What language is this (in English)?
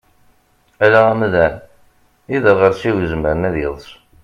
Kabyle